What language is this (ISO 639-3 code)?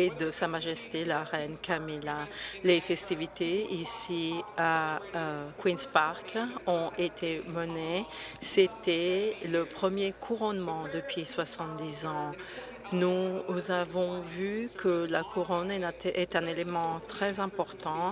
fra